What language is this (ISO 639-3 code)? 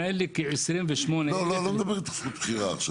heb